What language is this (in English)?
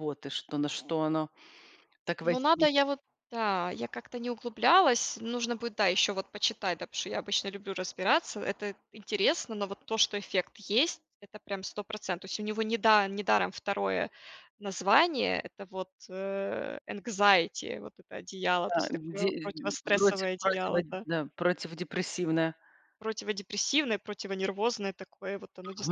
Russian